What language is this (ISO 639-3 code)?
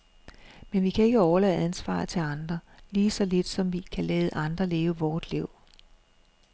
dan